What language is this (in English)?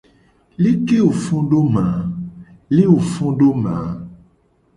Gen